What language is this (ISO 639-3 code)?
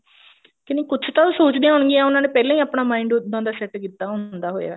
pan